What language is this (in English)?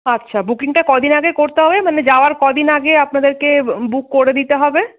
Bangla